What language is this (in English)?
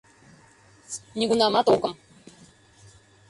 Mari